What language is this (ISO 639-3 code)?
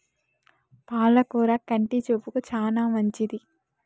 tel